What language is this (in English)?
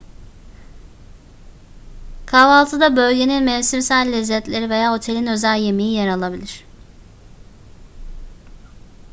Turkish